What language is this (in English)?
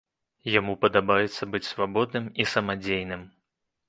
Belarusian